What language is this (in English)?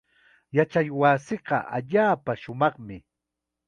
Chiquián Ancash Quechua